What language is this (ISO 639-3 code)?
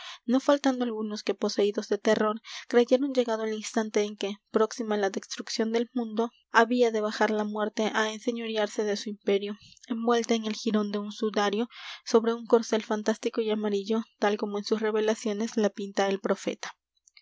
spa